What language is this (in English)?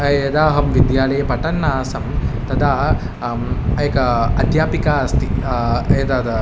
Sanskrit